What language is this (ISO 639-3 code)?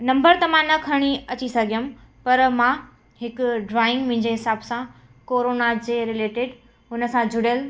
snd